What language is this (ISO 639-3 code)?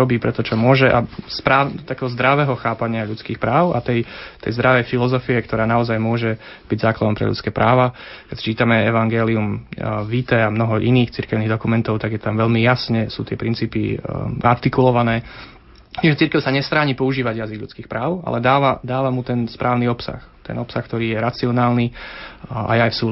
slk